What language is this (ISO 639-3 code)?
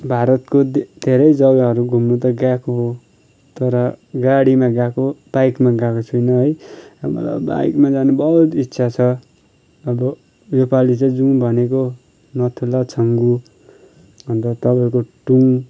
nep